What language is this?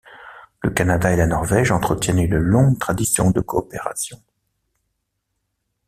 French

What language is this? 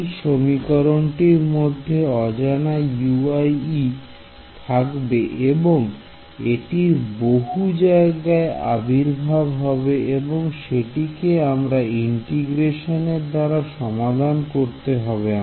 Bangla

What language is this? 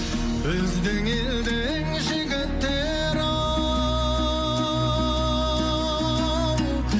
Kazakh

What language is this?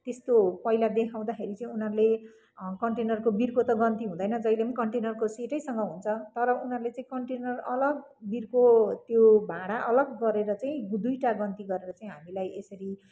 Nepali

